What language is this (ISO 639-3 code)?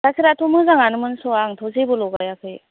brx